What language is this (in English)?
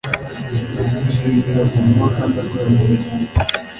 Kinyarwanda